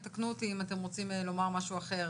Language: Hebrew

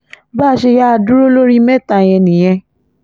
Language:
Yoruba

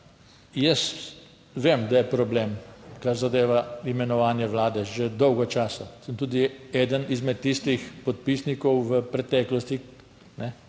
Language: Slovenian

